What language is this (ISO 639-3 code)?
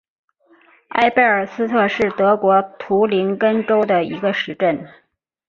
zho